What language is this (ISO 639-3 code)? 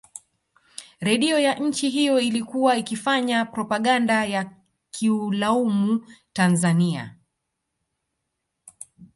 swa